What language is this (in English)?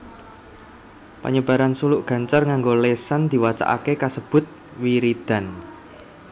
Javanese